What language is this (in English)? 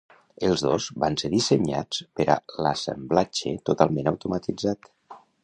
Catalan